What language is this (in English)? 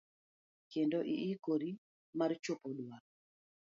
Luo (Kenya and Tanzania)